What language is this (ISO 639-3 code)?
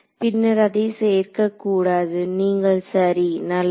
tam